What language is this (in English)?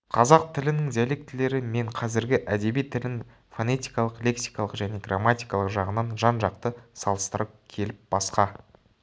Kazakh